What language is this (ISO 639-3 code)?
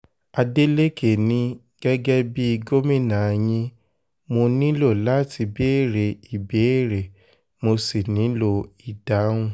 yor